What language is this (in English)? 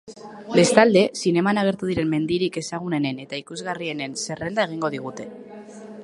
Basque